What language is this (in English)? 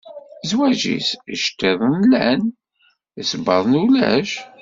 Kabyle